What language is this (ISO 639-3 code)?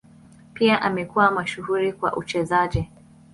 swa